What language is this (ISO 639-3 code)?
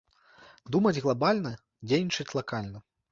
bel